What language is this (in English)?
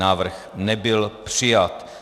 Czech